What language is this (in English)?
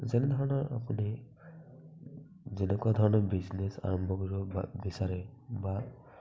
Assamese